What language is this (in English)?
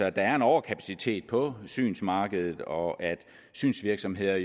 Danish